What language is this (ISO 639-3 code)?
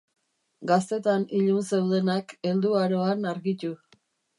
eus